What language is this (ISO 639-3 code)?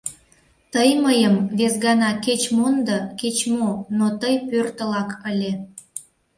chm